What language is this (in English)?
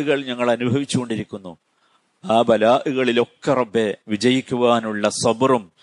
Malayalam